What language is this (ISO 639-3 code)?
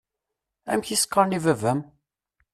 kab